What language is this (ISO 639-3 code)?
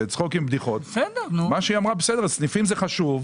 heb